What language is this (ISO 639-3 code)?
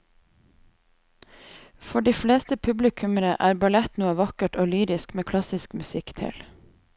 nor